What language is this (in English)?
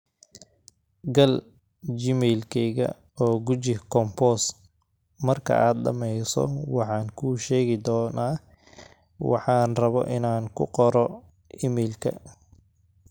Somali